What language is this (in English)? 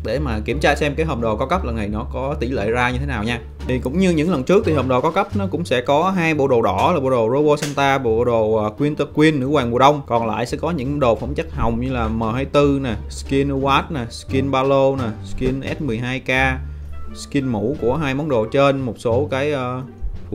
Vietnamese